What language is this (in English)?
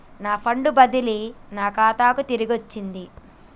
Telugu